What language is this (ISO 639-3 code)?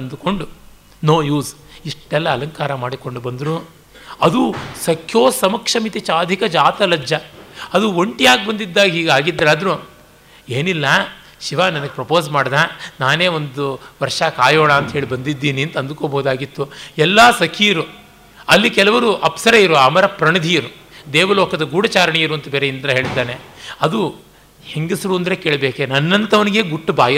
kan